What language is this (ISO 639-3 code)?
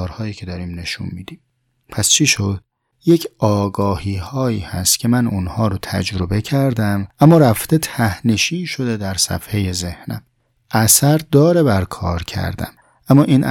fas